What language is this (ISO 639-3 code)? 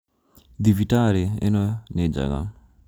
kik